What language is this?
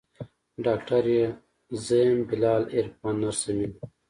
Pashto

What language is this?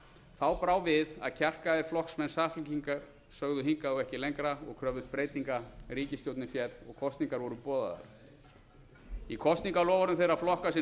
Icelandic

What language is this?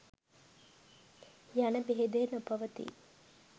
Sinhala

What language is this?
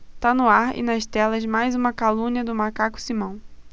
Portuguese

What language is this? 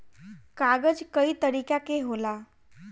Bhojpuri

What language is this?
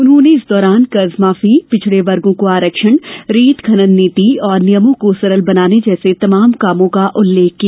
Hindi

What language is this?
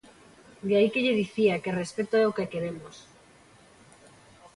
Galician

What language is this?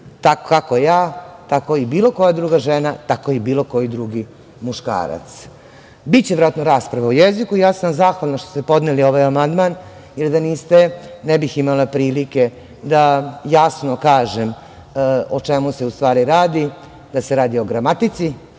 Serbian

